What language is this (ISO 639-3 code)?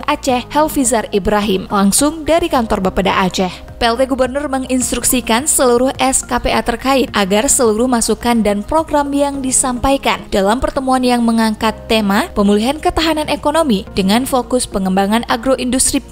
ind